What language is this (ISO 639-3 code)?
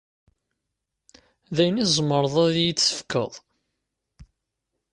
kab